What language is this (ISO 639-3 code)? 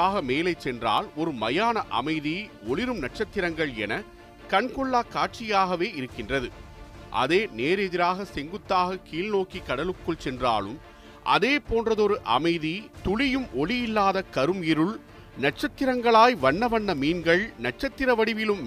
tam